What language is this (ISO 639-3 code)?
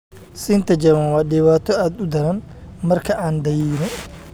som